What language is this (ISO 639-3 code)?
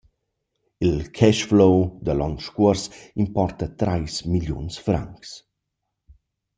roh